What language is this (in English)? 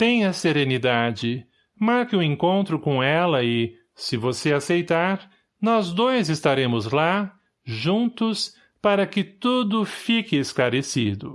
Portuguese